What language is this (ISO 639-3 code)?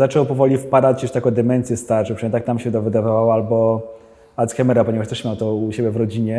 pol